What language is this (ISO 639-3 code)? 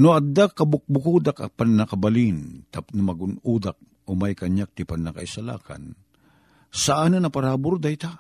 fil